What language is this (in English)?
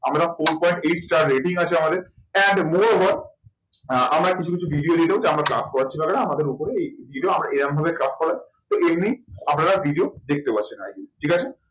Bangla